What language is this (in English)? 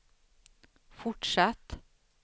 Swedish